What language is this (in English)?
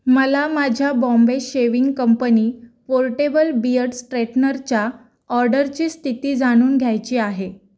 Marathi